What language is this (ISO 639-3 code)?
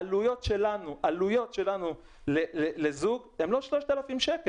heb